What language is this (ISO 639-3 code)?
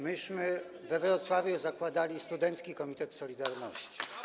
pol